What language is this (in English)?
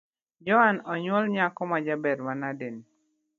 Luo (Kenya and Tanzania)